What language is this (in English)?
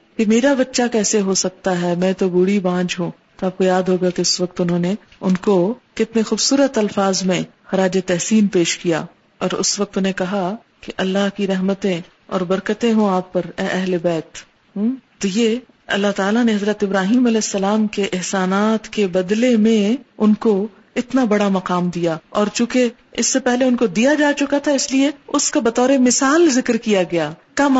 Urdu